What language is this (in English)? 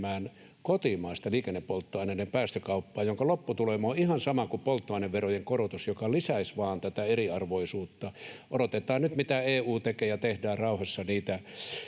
Finnish